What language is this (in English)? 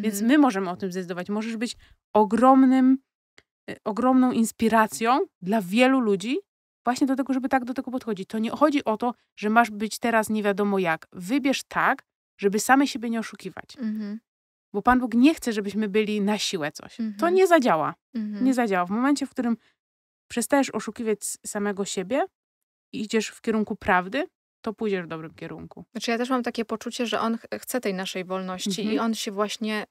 Polish